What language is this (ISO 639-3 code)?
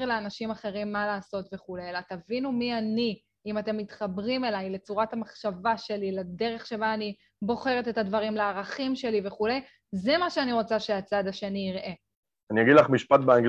heb